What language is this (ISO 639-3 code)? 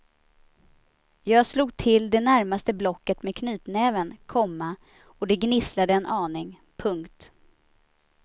swe